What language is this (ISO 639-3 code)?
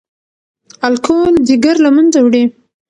pus